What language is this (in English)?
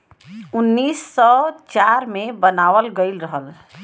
Bhojpuri